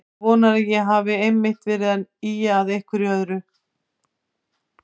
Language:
Icelandic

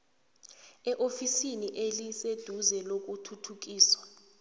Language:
South Ndebele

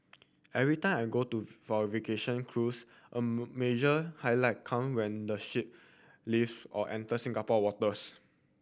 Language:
English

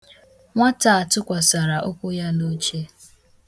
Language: Igbo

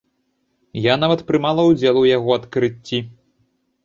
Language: Belarusian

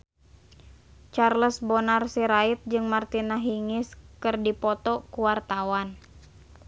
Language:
Sundanese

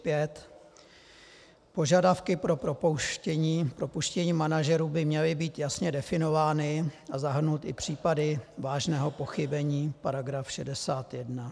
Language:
Czech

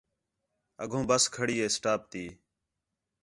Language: Khetrani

